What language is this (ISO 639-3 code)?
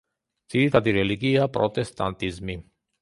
kat